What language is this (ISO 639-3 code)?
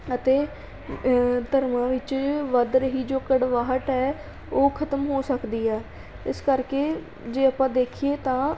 pan